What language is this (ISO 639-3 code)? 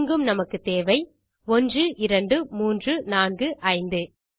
tam